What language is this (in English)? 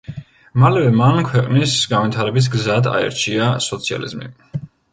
Georgian